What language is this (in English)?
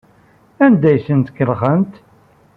Kabyle